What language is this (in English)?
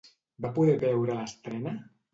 Catalan